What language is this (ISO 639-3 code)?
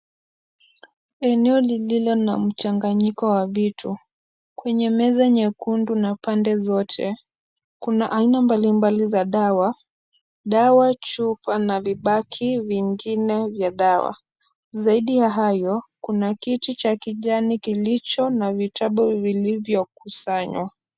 swa